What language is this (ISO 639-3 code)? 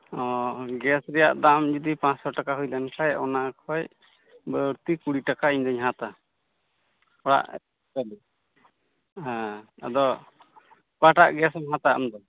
sat